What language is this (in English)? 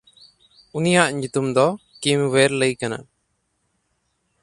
Santali